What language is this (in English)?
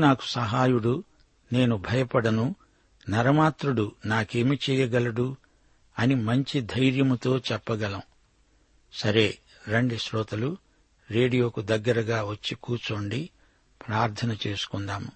Telugu